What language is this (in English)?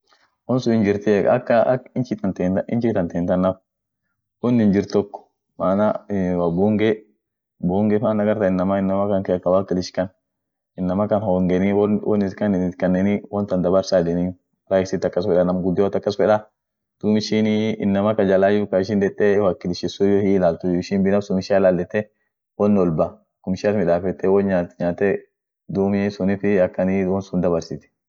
Orma